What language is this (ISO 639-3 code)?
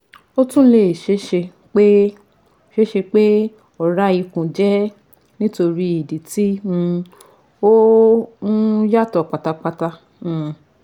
yor